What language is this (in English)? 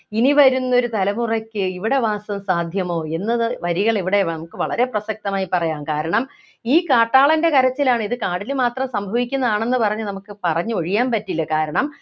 Malayalam